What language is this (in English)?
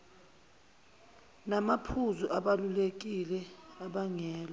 Zulu